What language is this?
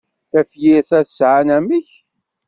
Kabyle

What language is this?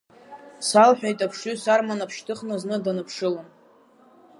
Abkhazian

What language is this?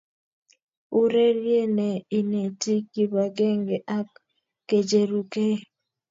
Kalenjin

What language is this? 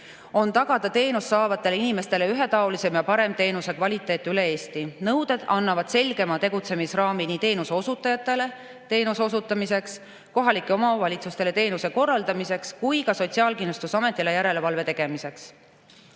Estonian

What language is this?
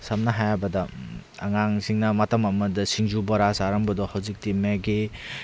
Manipuri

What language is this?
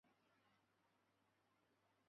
Chinese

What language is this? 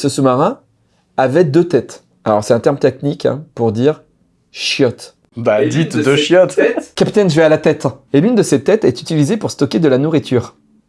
French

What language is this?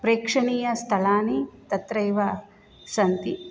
Sanskrit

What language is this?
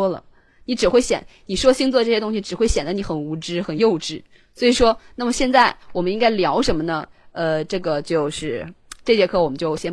Chinese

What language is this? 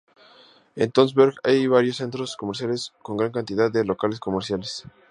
Spanish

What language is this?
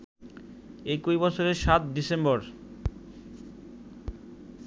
Bangla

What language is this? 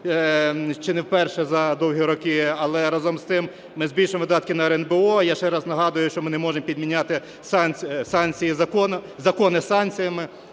Ukrainian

